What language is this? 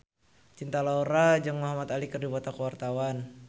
Sundanese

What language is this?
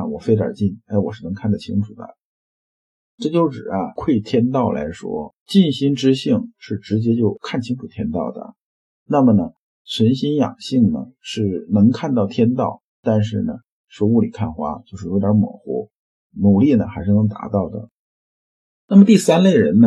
Chinese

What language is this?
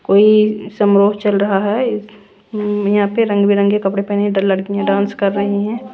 Hindi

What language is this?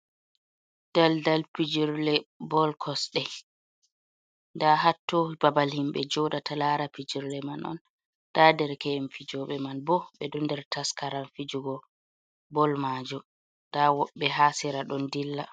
Fula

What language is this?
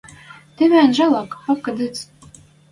Western Mari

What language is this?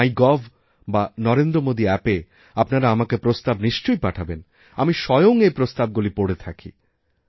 Bangla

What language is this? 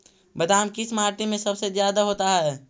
Magahi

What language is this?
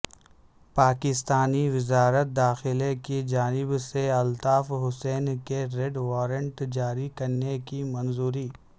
Urdu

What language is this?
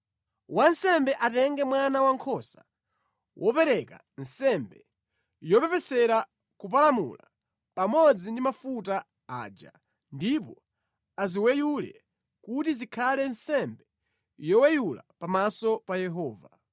Nyanja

